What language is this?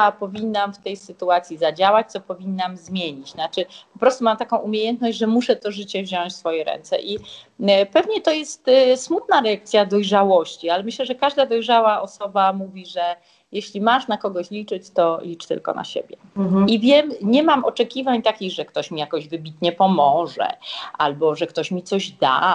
Polish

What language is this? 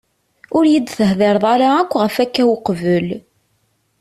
Kabyle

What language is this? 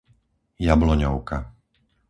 Slovak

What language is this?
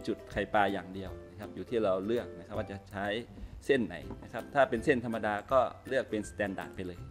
Thai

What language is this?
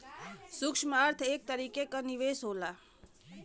Bhojpuri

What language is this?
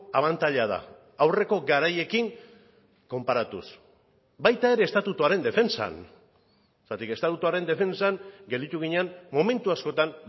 Basque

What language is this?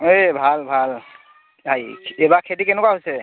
Assamese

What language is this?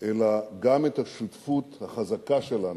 Hebrew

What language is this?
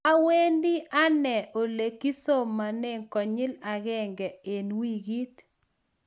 Kalenjin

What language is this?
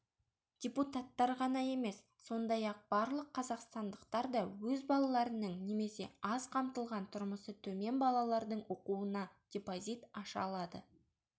Kazakh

